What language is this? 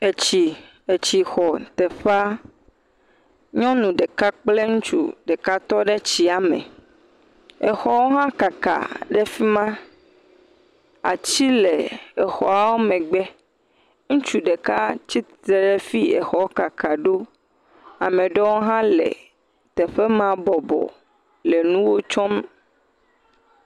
Ewe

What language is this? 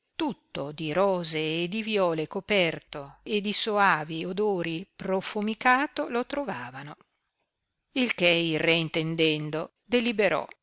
Italian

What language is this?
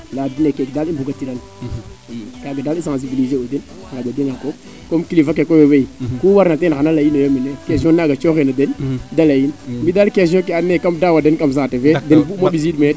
Serer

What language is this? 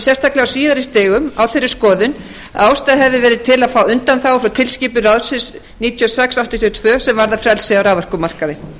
Icelandic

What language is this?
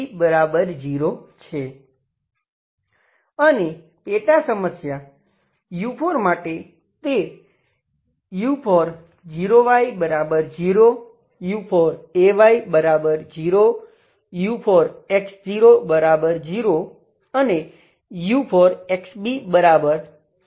Gujarati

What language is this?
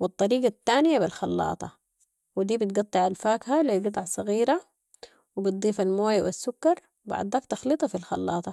Sudanese Arabic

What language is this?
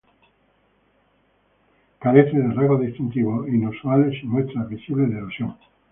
Spanish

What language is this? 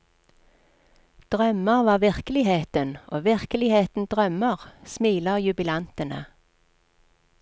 Norwegian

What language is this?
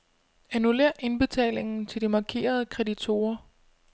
Danish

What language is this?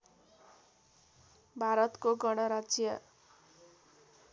Nepali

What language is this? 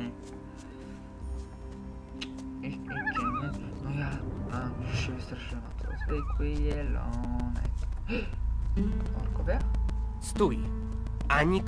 Polish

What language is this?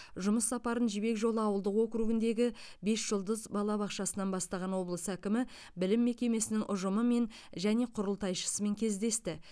Kazakh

